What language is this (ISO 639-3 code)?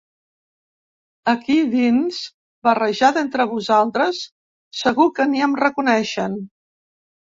cat